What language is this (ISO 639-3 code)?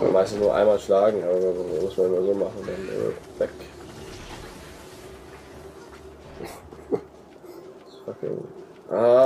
deu